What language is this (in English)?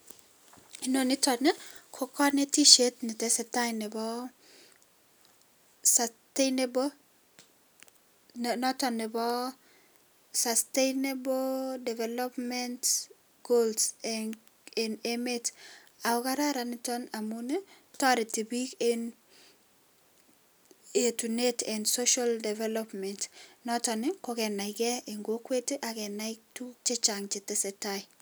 Kalenjin